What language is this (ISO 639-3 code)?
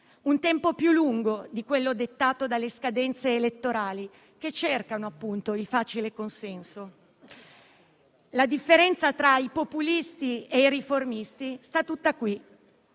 ita